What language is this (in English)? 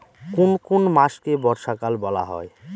Bangla